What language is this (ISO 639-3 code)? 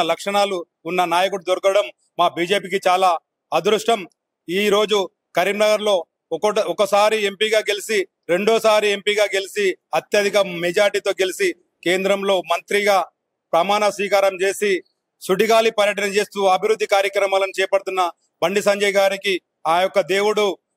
tel